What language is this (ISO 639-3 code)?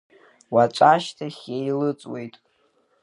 abk